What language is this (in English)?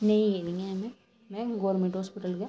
Dogri